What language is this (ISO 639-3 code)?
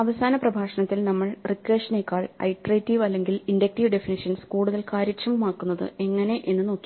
mal